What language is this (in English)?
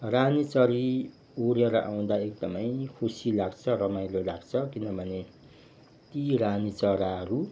Nepali